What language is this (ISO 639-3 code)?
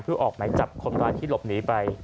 tha